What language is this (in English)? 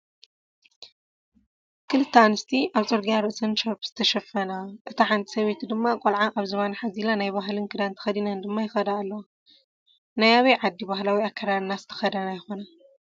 Tigrinya